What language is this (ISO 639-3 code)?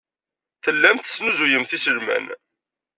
kab